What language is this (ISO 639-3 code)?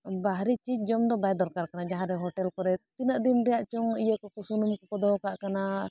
sat